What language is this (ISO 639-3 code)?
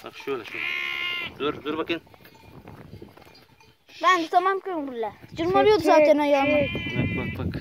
tur